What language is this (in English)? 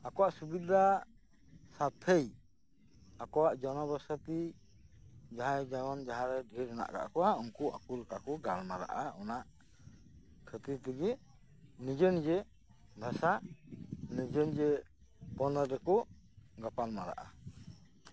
Santali